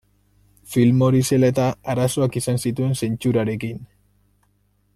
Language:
Basque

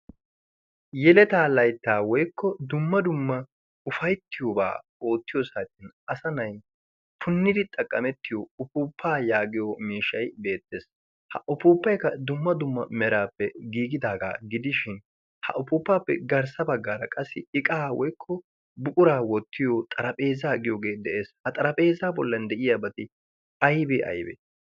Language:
Wolaytta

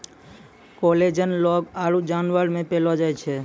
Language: Maithili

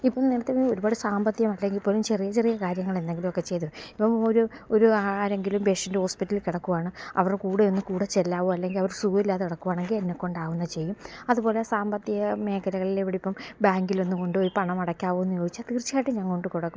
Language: Malayalam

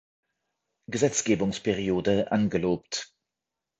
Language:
German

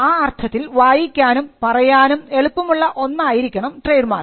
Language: Malayalam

